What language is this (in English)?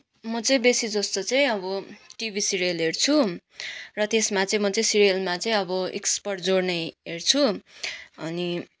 Nepali